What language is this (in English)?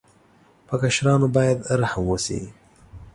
Pashto